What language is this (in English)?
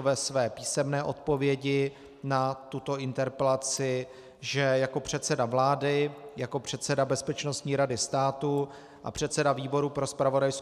Czech